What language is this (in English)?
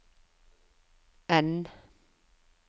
Norwegian